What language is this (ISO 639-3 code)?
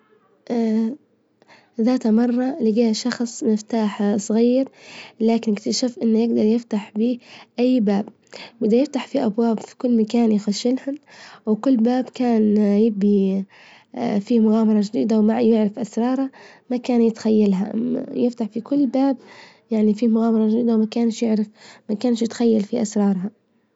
ayl